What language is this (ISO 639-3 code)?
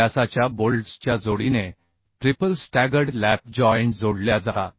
mar